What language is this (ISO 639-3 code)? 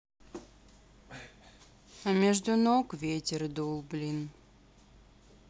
rus